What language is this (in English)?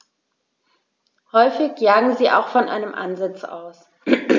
German